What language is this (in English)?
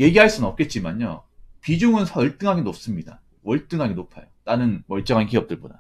Korean